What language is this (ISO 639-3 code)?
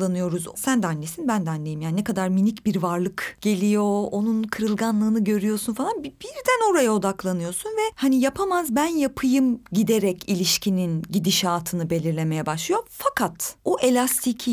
tur